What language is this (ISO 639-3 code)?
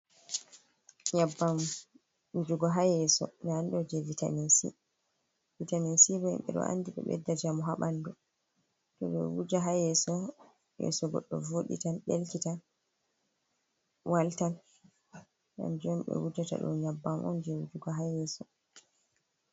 ful